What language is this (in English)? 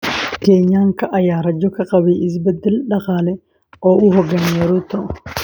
Somali